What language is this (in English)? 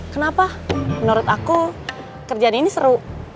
Indonesian